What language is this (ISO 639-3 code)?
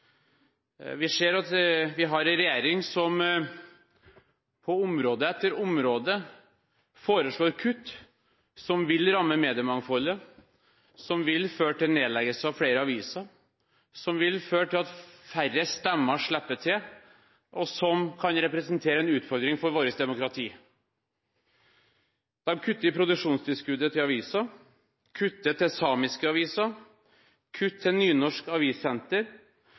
nob